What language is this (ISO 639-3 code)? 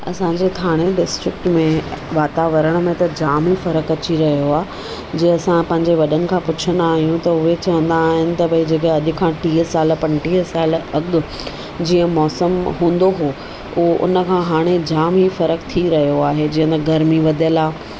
snd